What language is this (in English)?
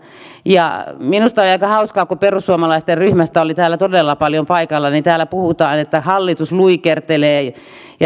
Finnish